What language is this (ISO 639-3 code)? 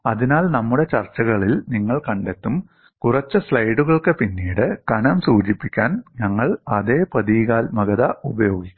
mal